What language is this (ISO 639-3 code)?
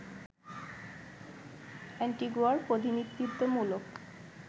ben